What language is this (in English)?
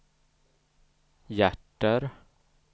Swedish